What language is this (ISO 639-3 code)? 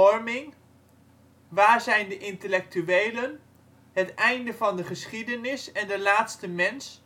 nld